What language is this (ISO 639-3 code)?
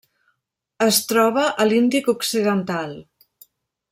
cat